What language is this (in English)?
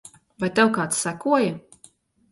Latvian